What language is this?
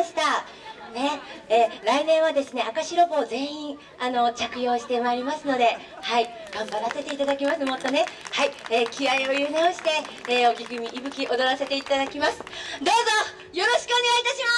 Japanese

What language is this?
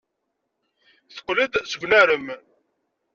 Kabyle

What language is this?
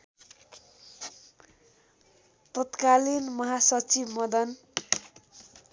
Nepali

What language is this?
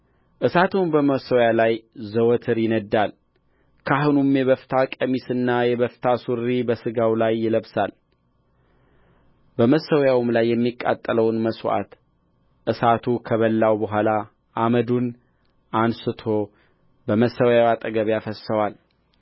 Amharic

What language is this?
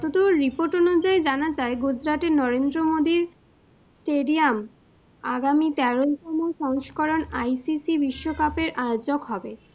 Bangla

